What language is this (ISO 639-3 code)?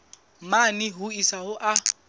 sot